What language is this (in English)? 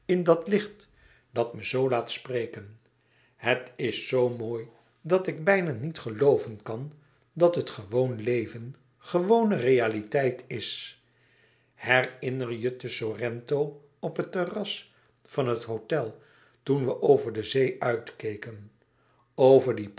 Dutch